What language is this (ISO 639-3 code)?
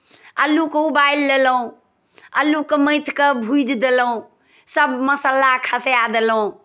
mai